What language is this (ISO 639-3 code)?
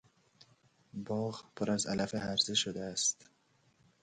fas